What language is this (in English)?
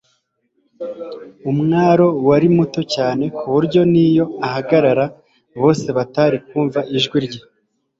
Kinyarwanda